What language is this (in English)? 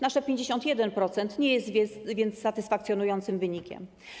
Polish